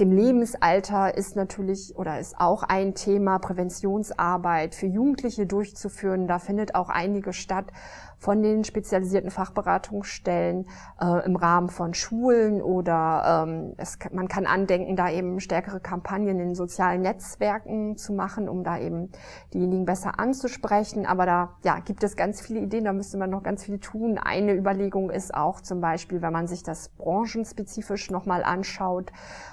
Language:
German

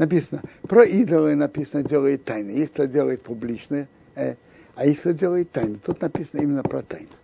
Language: Russian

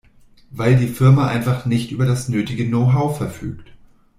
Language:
German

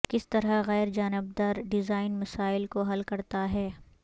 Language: Urdu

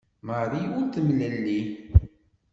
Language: Kabyle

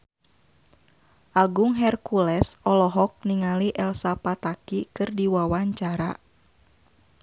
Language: Sundanese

